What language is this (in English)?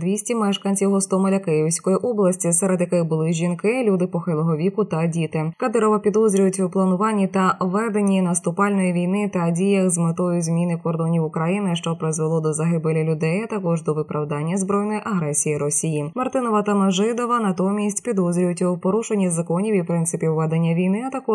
Ukrainian